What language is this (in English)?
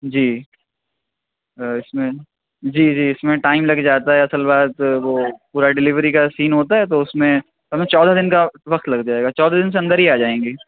Urdu